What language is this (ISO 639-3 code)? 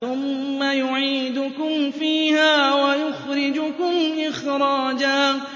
ara